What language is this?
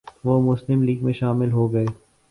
Urdu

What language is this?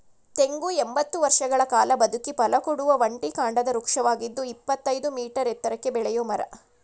Kannada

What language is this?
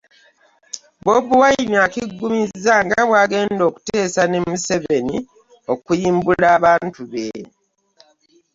Ganda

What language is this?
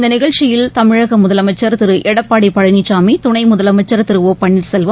Tamil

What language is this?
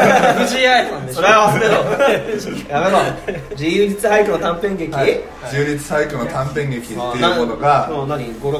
Japanese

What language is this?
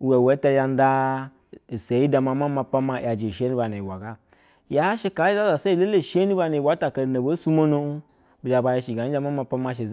Basa (Nigeria)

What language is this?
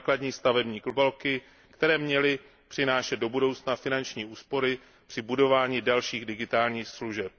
Czech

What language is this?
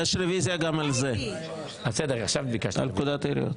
Hebrew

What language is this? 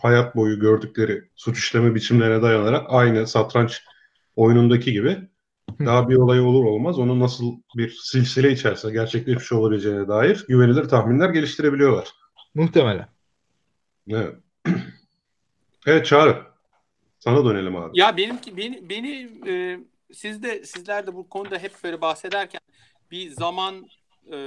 Turkish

